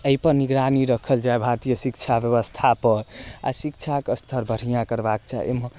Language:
Maithili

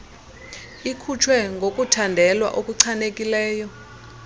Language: Xhosa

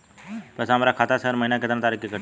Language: Bhojpuri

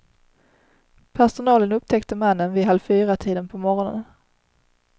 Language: Swedish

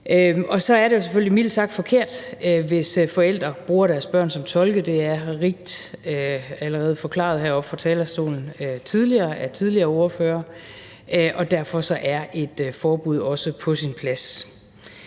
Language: Danish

